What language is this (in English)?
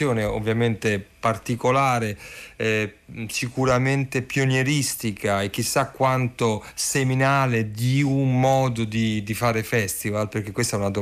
Italian